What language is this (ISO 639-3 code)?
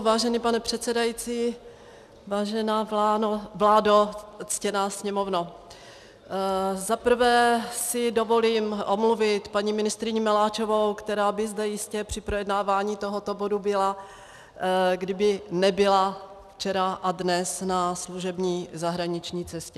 ces